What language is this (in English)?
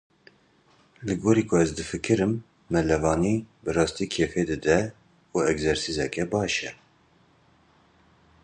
Kurdish